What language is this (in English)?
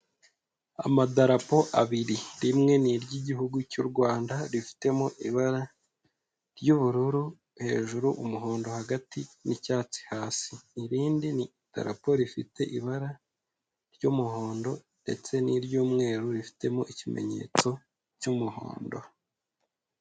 Kinyarwanda